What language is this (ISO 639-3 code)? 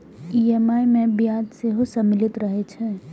mai